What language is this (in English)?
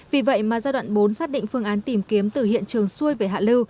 Vietnamese